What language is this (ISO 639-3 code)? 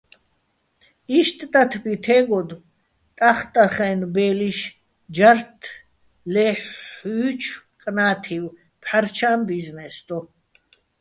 bbl